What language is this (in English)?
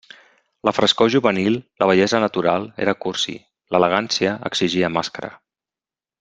Catalan